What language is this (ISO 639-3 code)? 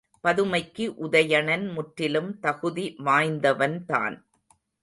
tam